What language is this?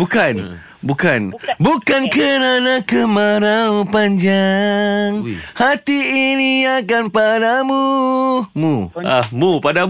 Malay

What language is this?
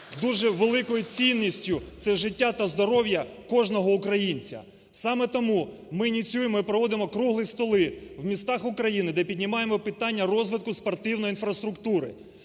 Ukrainian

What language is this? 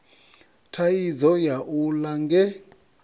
Venda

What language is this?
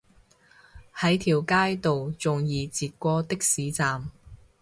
Cantonese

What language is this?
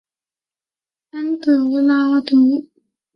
Chinese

